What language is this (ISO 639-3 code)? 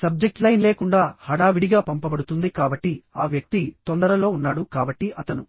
tel